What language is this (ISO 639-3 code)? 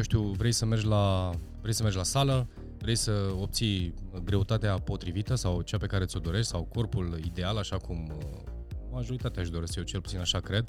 ron